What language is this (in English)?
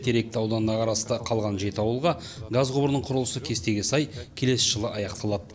Kazakh